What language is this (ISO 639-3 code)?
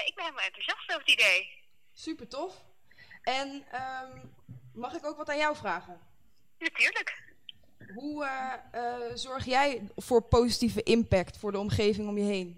nld